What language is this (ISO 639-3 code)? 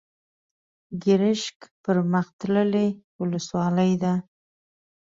pus